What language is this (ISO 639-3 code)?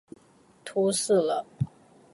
zho